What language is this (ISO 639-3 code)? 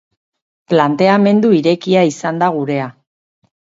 eus